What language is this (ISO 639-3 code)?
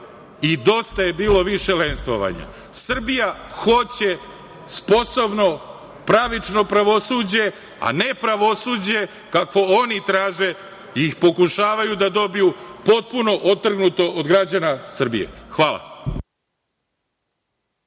srp